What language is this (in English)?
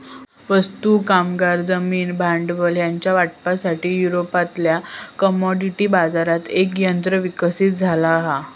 Marathi